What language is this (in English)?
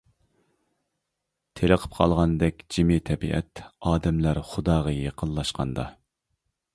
Uyghur